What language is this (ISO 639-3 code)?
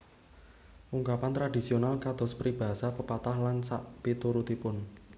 jav